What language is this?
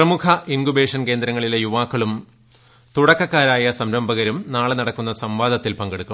Malayalam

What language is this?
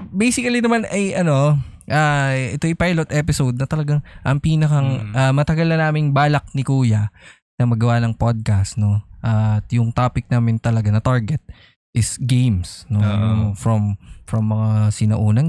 Filipino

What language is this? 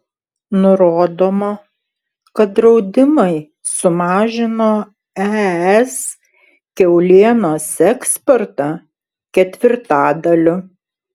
Lithuanian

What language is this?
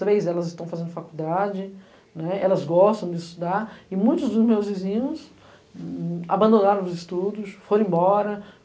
Portuguese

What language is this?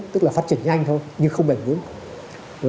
Vietnamese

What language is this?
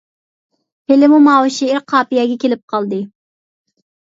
Uyghur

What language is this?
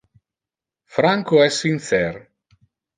Interlingua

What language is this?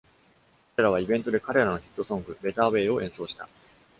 Japanese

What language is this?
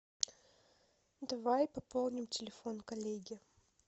Russian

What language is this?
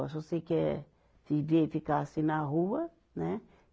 Portuguese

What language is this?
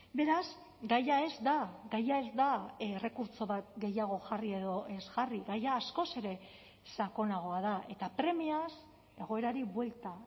Basque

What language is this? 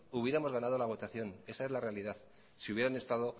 Spanish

